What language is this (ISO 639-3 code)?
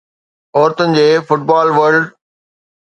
snd